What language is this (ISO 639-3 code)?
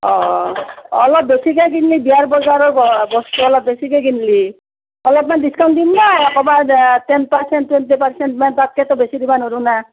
asm